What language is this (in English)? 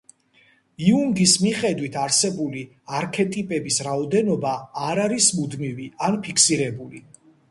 Georgian